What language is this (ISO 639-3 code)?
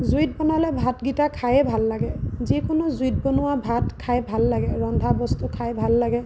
asm